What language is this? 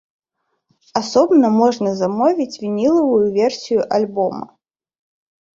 Belarusian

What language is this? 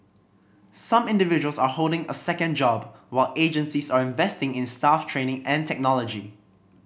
English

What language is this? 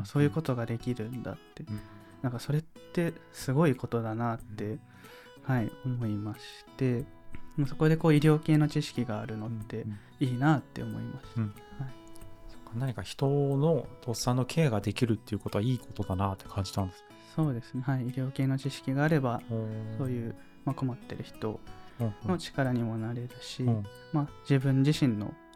Japanese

